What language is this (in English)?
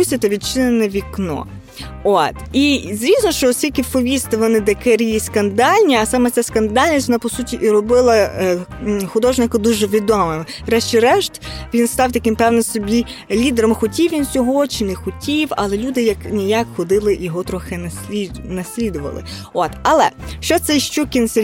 Ukrainian